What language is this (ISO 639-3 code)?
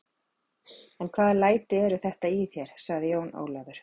isl